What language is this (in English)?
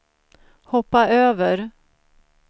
Swedish